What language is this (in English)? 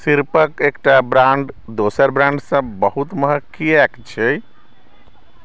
Maithili